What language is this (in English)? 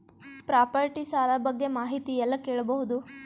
Kannada